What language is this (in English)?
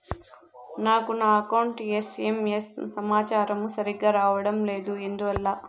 Telugu